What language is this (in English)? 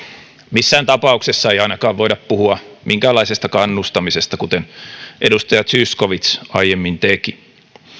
Finnish